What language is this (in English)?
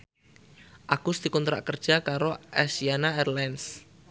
Javanese